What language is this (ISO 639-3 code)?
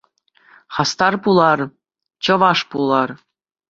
chv